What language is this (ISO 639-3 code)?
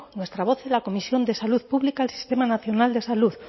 spa